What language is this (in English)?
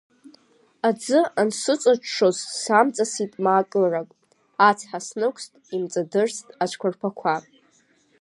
Abkhazian